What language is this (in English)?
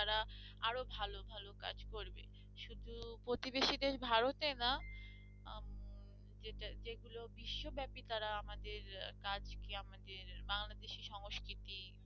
Bangla